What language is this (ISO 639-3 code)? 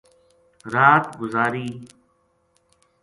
gju